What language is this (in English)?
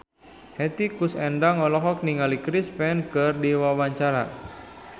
Sundanese